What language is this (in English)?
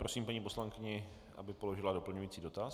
Czech